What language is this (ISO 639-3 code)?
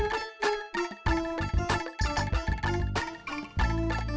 ind